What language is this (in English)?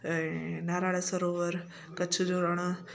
Sindhi